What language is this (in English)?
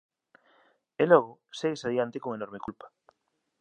Galician